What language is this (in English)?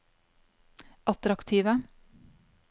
Norwegian